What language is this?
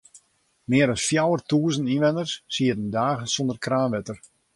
Western Frisian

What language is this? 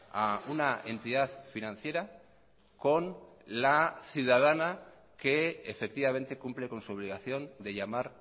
Spanish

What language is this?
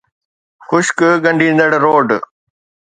Sindhi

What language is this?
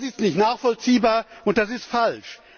German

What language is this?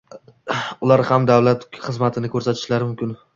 Uzbek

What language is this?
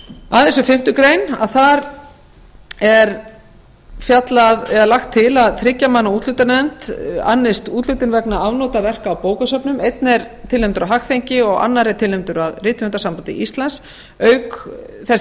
Icelandic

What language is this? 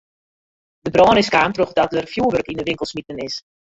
Western Frisian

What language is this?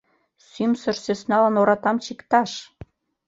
Mari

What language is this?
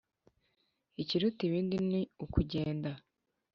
Kinyarwanda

